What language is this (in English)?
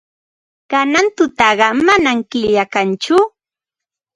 Ambo-Pasco Quechua